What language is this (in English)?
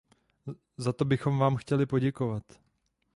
Czech